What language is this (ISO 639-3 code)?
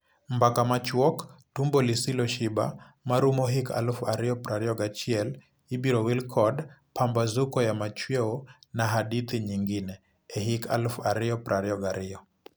luo